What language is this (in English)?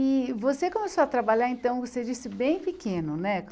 Portuguese